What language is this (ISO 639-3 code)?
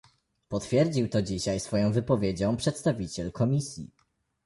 pol